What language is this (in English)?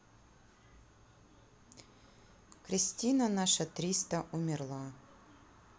Russian